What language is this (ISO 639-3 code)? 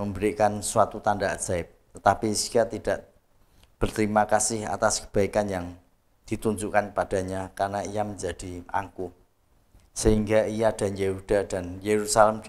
ind